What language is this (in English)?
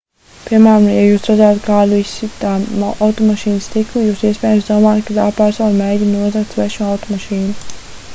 Latvian